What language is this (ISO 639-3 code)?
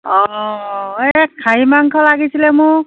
asm